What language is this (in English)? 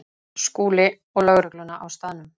Icelandic